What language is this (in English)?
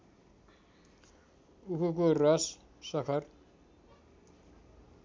Nepali